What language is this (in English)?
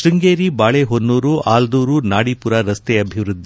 Kannada